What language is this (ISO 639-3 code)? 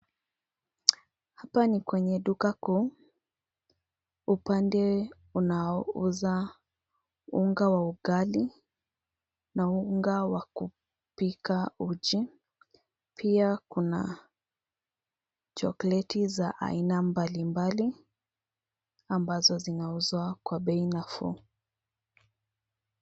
swa